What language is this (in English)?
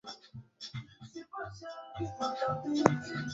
Swahili